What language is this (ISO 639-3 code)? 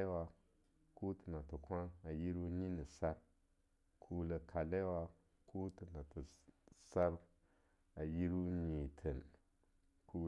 lnu